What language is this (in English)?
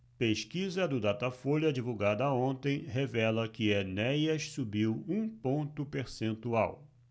Portuguese